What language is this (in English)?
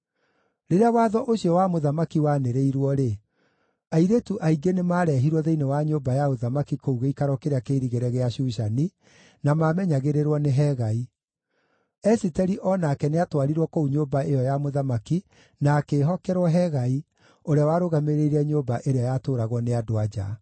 Kikuyu